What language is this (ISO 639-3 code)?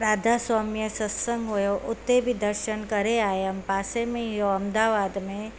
snd